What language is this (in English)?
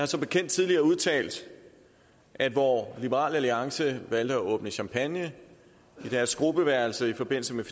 Danish